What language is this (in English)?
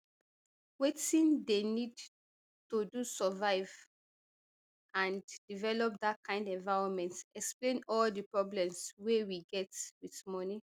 Nigerian Pidgin